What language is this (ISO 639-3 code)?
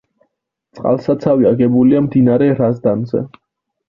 kat